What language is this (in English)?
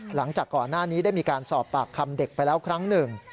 Thai